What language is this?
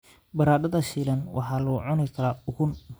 Somali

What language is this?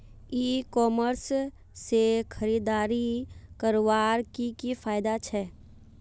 Magahi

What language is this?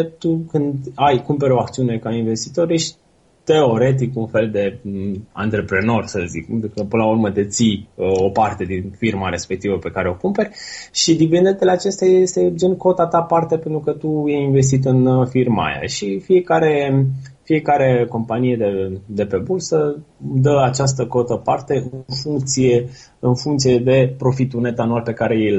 Romanian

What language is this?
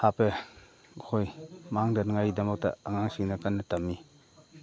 Manipuri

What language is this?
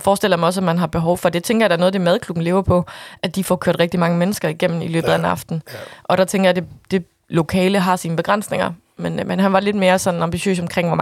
Danish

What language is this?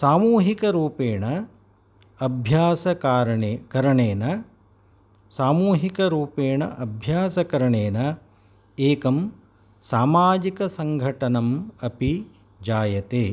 Sanskrit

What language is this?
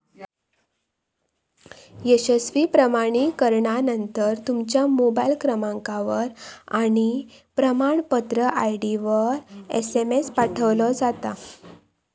Marathi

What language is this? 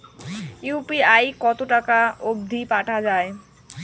Bangla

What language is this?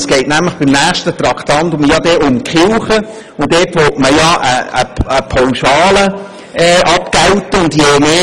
Swiss German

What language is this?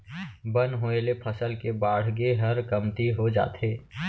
Chhattisgarhi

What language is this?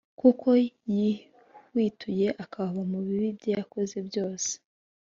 Kinyarwanda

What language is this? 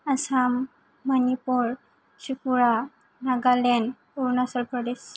Bodo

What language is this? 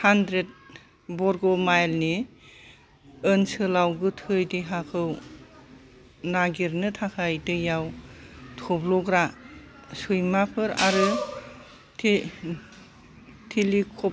Bodo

